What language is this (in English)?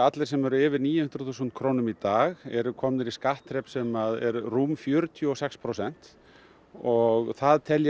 Icelandic